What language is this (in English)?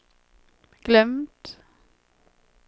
Swedish